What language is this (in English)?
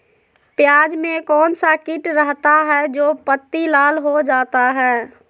Magahi